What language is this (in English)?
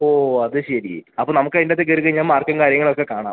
Malayalam